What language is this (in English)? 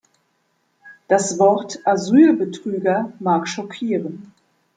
German